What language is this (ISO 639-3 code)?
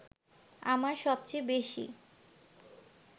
ben